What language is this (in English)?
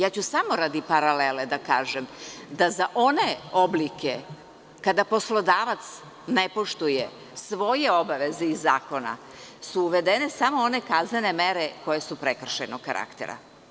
Serbian